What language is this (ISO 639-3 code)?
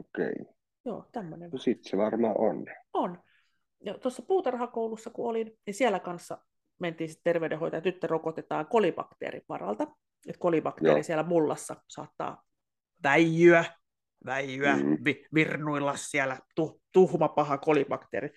fin